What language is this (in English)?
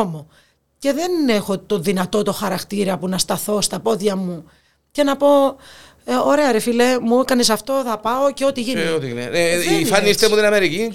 Greek